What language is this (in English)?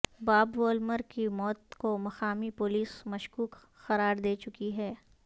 Urdu